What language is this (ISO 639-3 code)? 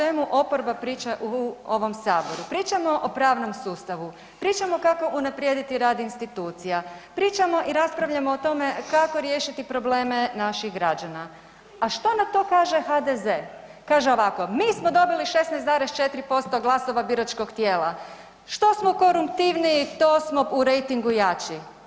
hrv